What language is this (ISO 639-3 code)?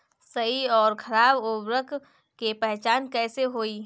bho